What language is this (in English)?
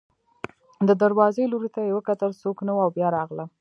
Pashto